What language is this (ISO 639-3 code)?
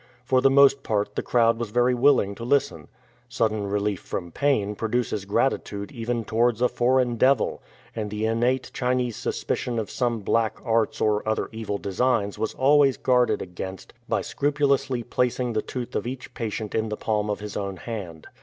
eng